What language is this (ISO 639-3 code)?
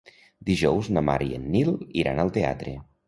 cat